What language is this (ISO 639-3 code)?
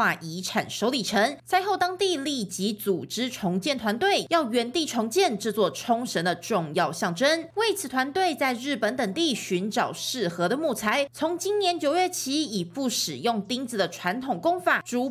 zho